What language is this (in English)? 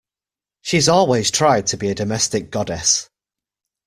English